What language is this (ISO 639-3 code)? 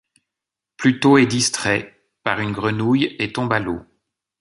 fra